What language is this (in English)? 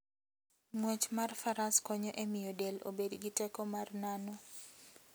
Luo (Kenya and Tanzania)